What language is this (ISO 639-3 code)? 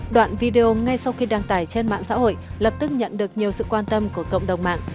vie